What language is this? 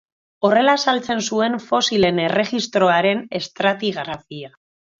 Basque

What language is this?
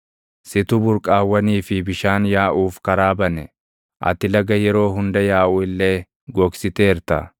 Oromo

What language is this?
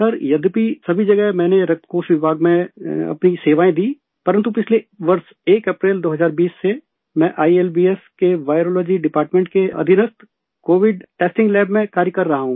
Hindi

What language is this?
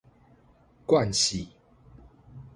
Min Nan Chinese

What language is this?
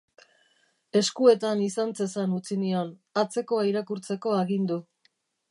Basque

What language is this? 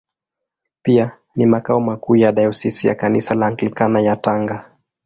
Swahili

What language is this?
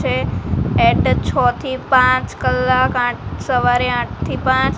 Gujarati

